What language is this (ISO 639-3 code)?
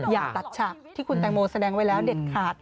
tha